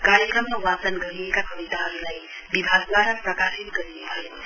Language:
Nepali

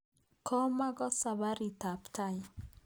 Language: Kalenjin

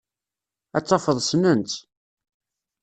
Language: Kabyle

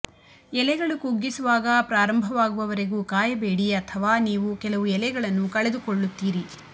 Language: Kannada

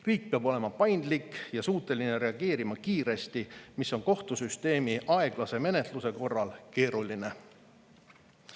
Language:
Estonian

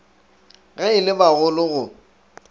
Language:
Northern Sotho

